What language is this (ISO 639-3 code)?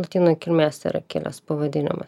lit